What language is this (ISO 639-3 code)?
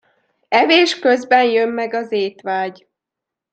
hun